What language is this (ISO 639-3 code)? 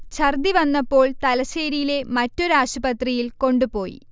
mal